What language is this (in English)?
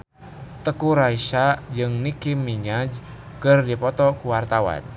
Sundanese